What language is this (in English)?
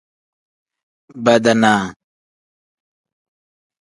Tem